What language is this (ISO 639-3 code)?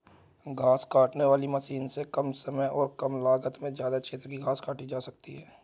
hin